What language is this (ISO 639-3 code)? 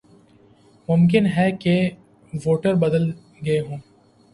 urd